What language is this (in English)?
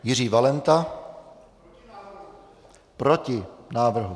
Czech